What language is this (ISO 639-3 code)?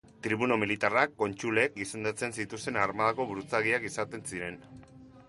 eus